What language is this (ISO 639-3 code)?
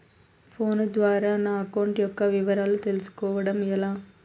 tel